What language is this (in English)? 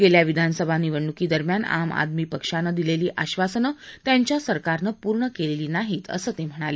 Marathi